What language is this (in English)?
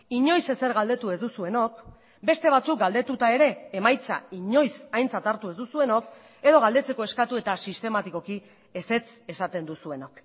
Basque